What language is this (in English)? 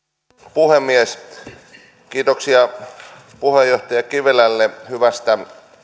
Finnish